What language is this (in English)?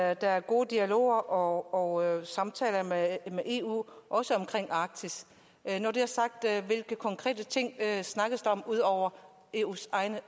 Danish